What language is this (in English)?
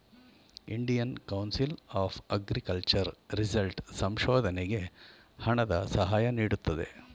Kannada